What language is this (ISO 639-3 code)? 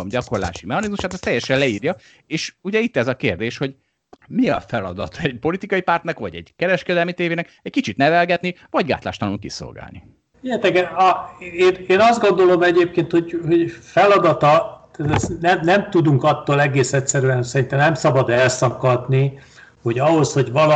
hun